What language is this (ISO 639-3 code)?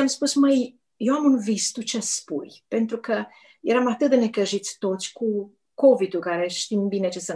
ron